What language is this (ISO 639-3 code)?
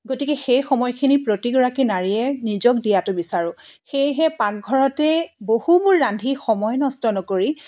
asm